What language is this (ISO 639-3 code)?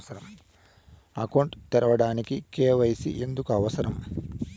tel